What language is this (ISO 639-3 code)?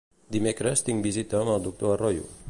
cat